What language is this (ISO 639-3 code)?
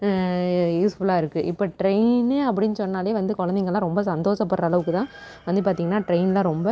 tam